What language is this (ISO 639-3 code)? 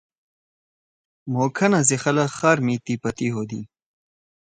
trw